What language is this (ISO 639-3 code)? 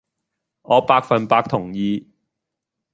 yue